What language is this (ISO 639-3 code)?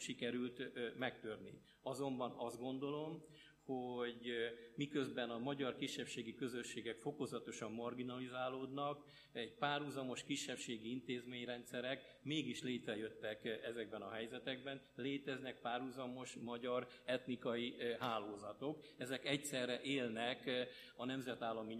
hun